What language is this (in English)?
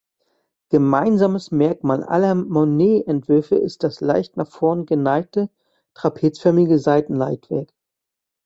German